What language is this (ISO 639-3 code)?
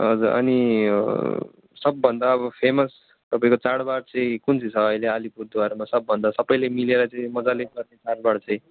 nep